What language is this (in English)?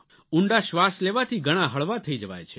Gujarati